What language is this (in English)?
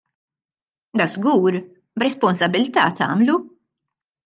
Maltese